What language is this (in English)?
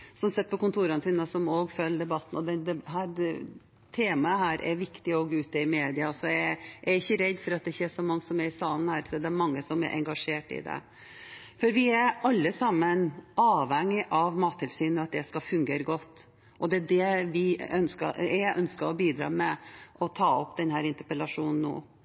Norwegian Bokmål